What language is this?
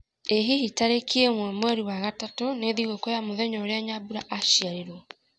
Kikuyu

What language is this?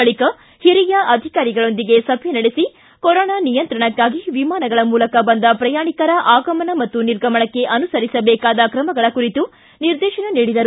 Kannada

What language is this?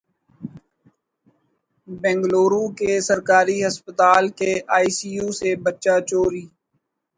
Urdu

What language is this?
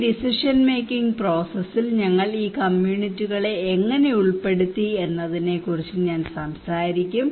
Malayalam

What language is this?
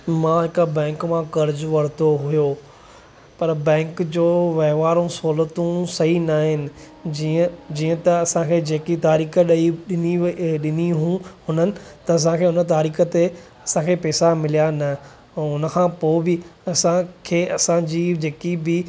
Sindhi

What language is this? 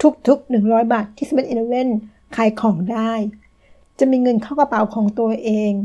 Thai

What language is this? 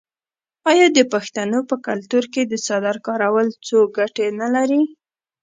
Pashto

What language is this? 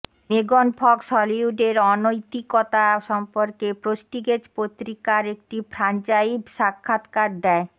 Bangla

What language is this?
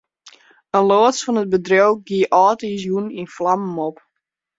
Western Frisian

